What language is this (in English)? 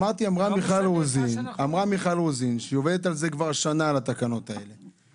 Hebrew